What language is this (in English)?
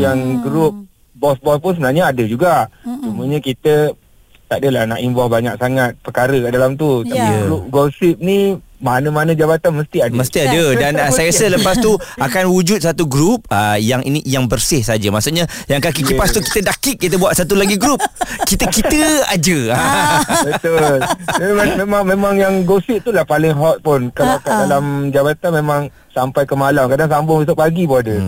Malay